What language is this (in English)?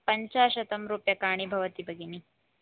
Sanskrit